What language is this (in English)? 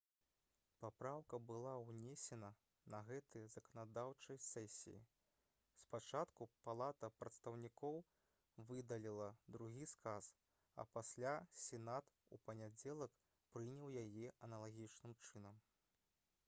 Belarusian